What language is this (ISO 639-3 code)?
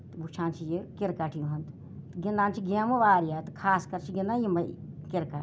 kas